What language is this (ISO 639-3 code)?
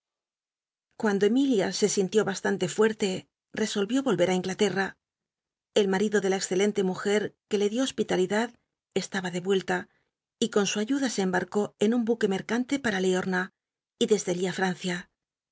spa